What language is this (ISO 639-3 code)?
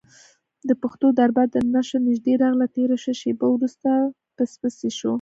pus